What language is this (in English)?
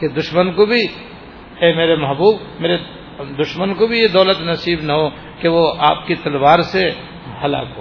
Urdu